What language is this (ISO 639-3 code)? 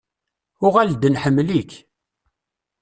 kab